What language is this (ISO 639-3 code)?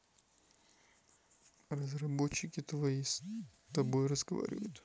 rus